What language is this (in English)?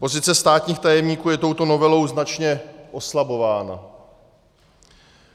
Czech